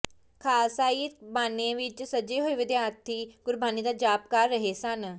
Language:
Punjabi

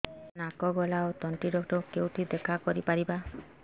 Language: Odia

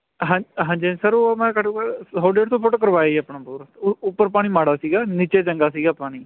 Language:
Punjabi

